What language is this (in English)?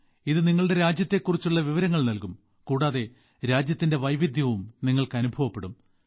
Malayalam